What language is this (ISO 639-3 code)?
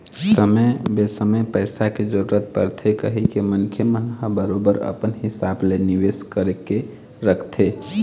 hne